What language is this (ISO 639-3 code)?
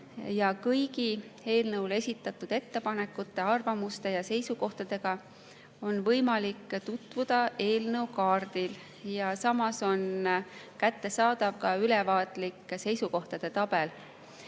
est